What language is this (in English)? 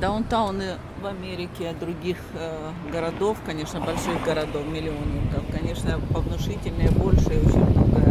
Russian